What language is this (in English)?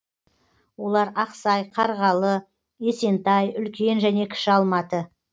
Kazakh